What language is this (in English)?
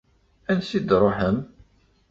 Kabyle